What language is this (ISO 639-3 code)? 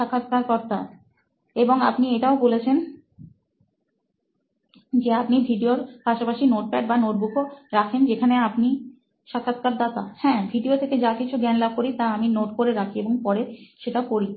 ben